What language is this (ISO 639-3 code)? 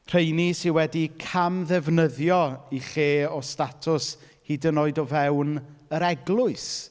cym